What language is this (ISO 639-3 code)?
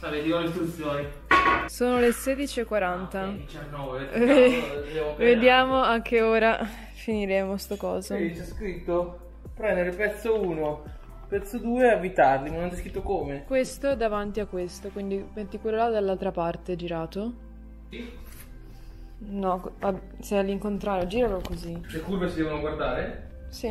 ita